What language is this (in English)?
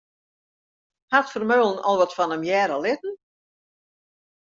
Western Frisian